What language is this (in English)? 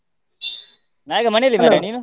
Kannada